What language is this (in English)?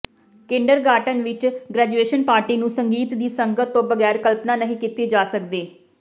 Punjabi